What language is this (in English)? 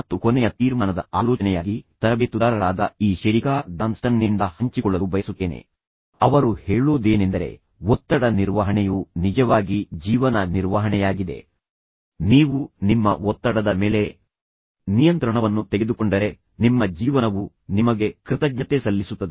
Kannada